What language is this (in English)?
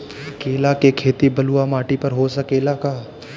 Bhojpuri